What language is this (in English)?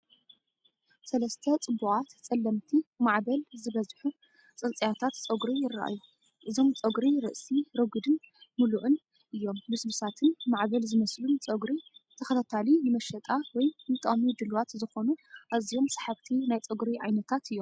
Tigrinya